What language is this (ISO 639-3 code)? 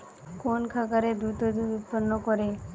ben